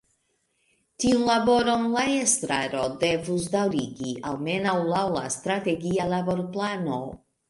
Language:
Esperanto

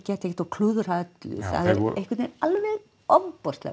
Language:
Icelandic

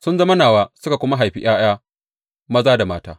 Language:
Hausa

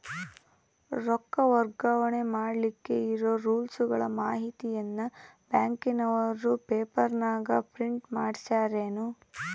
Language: Kannada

